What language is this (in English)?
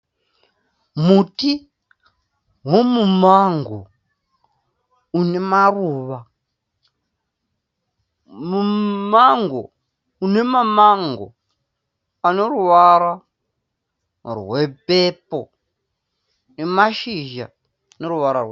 Shona